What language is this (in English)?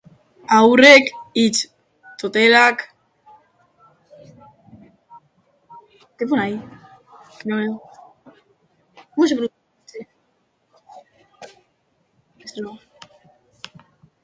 Basque